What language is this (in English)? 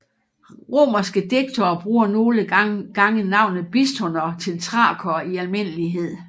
Danish